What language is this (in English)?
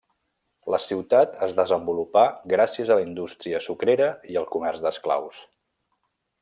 Catalan